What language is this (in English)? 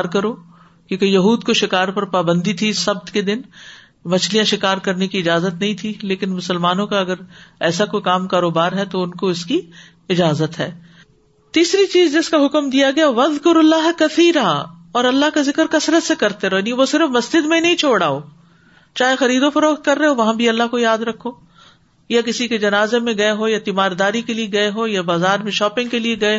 Urdu